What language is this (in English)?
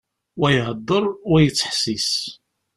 Kabyle